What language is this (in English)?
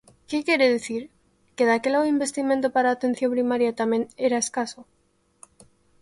Galician